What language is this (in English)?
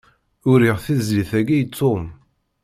Kabyle